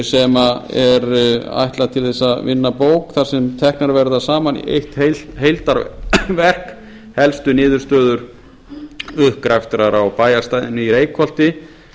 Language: Icelandic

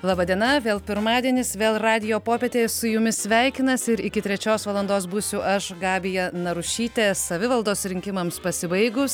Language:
Lithuanian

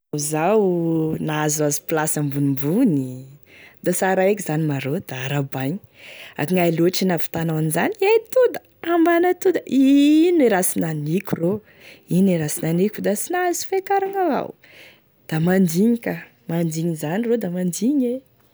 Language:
Tesaka Malagasy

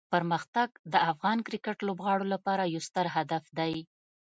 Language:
Pashto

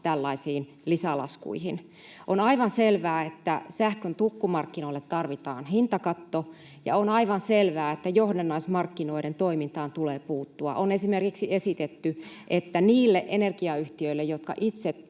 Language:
Finnish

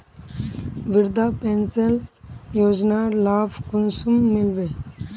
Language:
Magahi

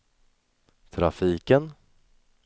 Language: Swedish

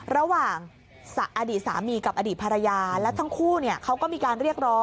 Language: Thai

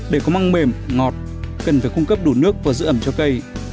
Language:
Vietnamese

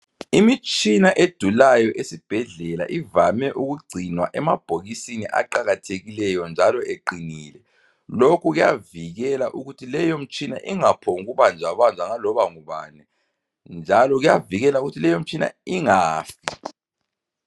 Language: North Ndebele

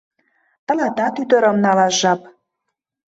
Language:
Mari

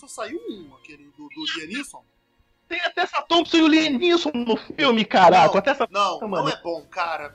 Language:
Portuguese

